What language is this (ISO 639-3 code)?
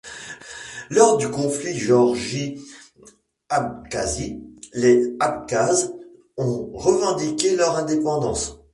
fra